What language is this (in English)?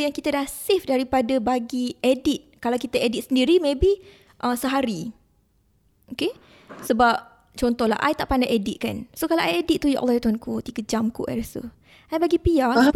Malay